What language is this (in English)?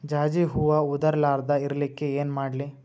Kannada